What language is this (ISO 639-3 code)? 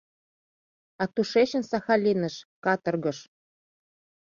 chm